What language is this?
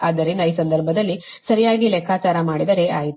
Kannada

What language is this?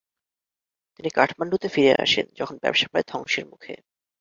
Bangla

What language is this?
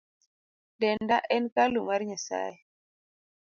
Luo (Kenya and Tanzania)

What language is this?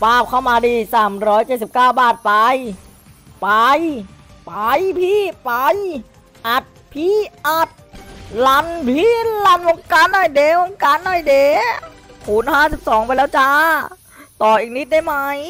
Thai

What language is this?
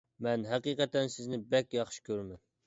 Uyghur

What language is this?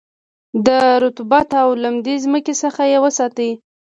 Pashto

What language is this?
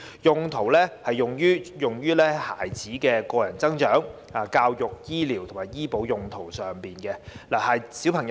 Cantonese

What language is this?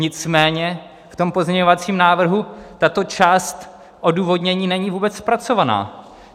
Czech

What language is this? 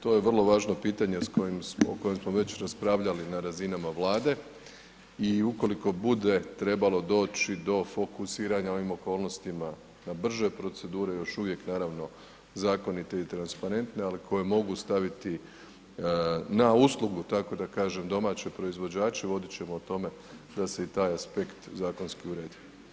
Croatian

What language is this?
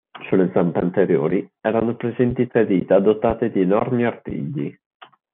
Italian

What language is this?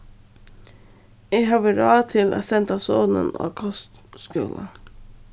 Faroese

